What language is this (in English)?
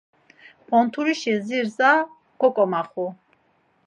Laz